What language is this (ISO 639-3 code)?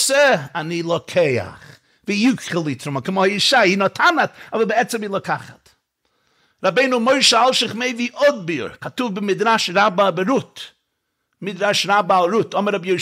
heb